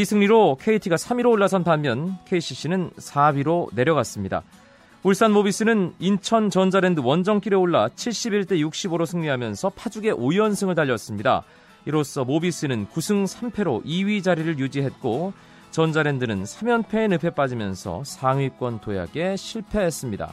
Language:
Korean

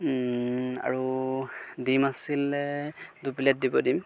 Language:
Assamese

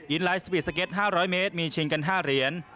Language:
Thai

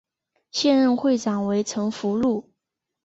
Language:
Chinese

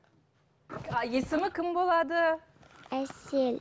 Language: Kazakh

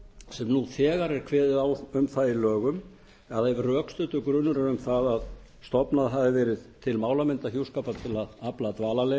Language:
Icelandic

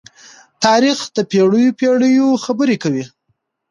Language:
Pashto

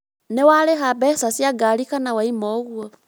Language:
Kikuyu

